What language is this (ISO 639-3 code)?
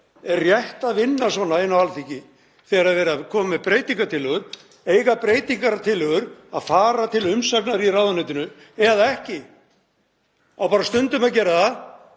isl